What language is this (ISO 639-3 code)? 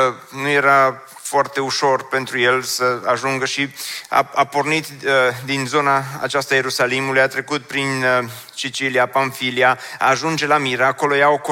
ron